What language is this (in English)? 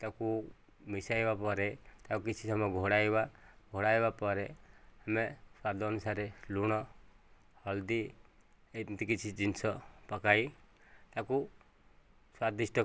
Odia